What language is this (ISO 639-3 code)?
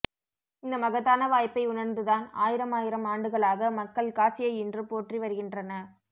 tam